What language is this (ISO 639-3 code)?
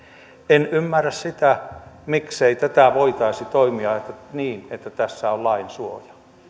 fin